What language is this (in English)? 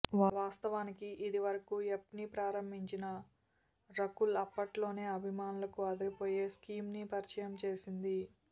Telugu